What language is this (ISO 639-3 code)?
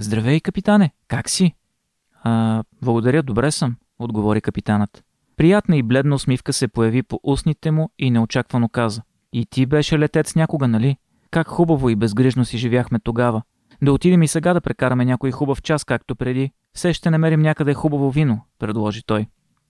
bul